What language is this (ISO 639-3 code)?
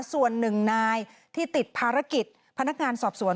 tha